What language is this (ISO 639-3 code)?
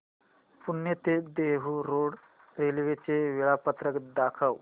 mar